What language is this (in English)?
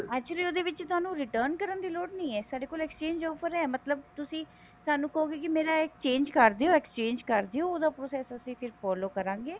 Punjabi